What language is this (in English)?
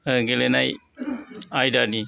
Bodo